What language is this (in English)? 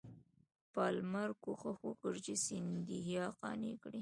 Pashto